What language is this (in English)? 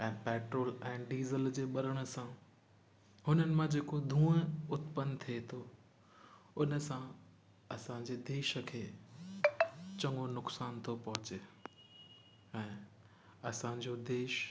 Sindhi